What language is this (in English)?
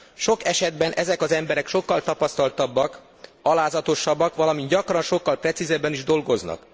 Hungarian